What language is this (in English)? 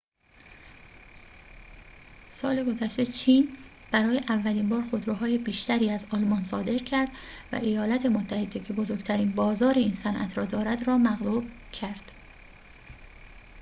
Persian